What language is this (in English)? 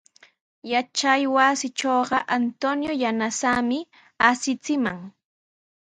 Sihuas Ancash Quechua